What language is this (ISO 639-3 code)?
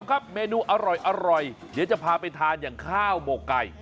tha